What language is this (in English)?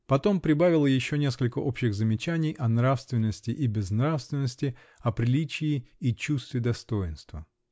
Russian